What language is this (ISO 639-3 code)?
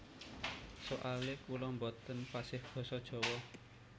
jav